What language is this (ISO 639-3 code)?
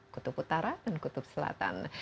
ind